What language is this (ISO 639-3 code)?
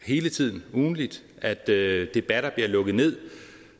dan